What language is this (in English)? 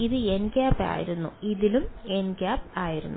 Malayalam